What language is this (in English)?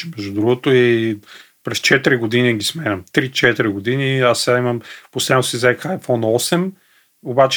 Bulgarian